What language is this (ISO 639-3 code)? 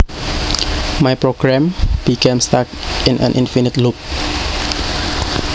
jav